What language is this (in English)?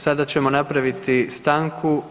Croatian